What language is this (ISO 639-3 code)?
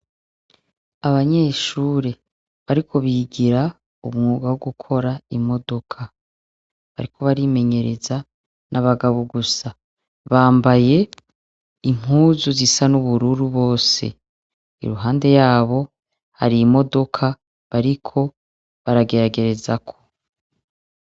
run